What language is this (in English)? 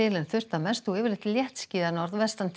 Icelandic